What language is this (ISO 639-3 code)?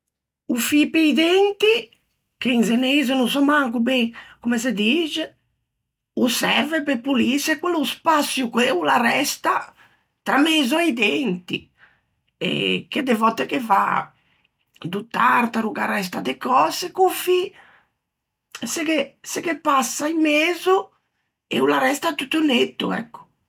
lij